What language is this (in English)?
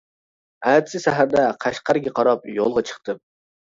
Uyghur